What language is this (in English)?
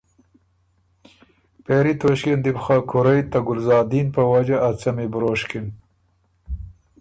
Ormuri